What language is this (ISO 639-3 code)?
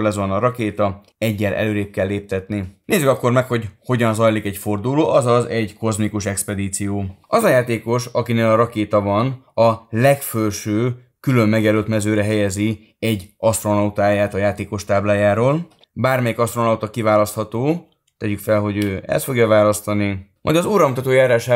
hun